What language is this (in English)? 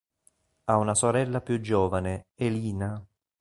Italian